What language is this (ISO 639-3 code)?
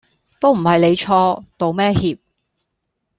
yue